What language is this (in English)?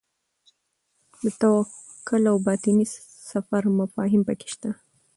Pashto